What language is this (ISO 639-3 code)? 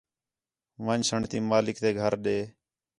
xhe